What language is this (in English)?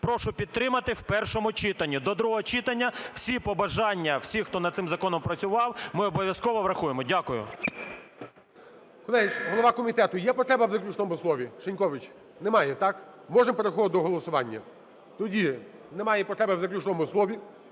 Ukrainian